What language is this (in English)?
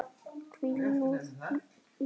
Icelandic